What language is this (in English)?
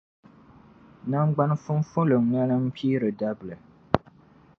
Dagbani